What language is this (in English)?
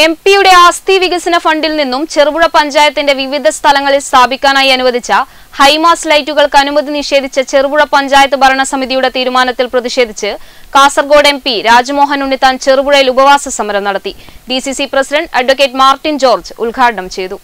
Malayalam